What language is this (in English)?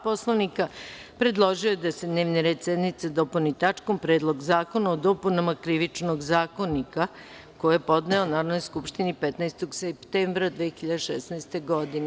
Serbian